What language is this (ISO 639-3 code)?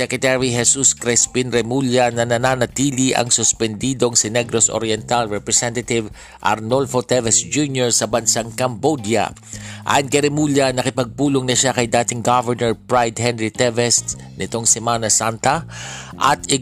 fil